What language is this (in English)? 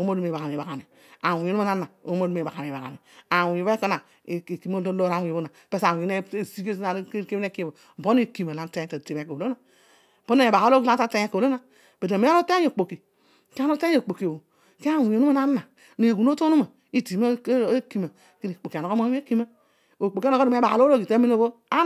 Odual